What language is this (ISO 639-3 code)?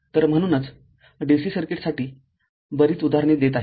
mar